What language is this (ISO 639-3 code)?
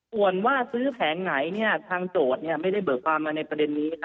tha